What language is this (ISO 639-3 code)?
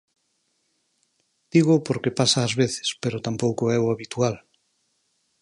glg